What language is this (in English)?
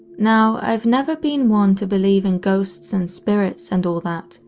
English